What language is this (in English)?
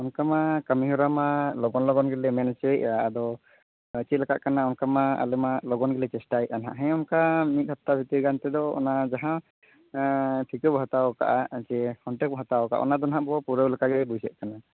Santali